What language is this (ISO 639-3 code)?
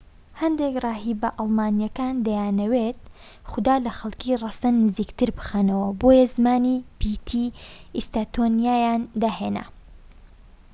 ckb